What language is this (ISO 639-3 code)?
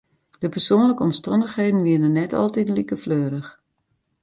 fry